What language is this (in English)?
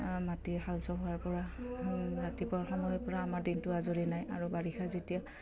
Assamese